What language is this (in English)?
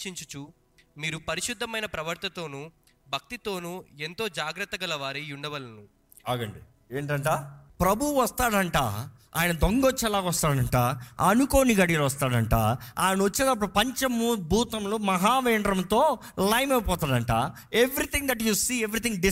Telugu